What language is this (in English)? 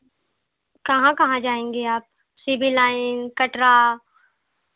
Hindi